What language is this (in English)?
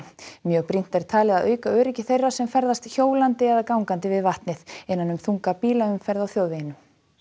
Icelandic